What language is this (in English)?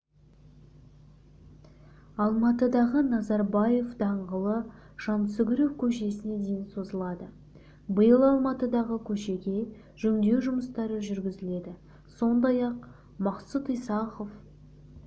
Kazakh